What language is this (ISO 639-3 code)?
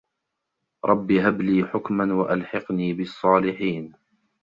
ara